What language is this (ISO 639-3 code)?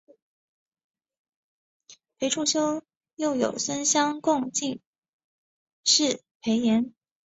zho